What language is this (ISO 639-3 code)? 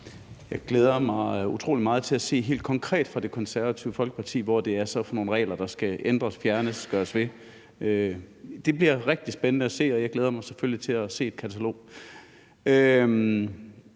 dan